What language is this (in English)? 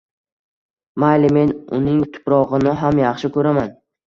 Uzbek